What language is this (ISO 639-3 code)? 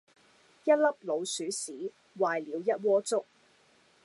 yue